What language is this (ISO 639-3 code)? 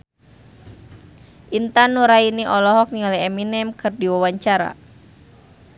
sun